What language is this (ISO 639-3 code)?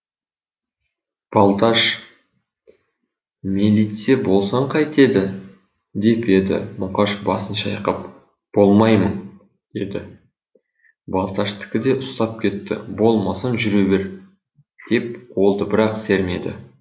kaz